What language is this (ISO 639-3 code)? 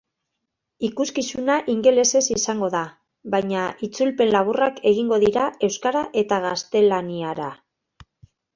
eus